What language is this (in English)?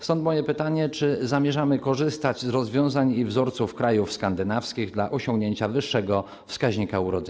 Polish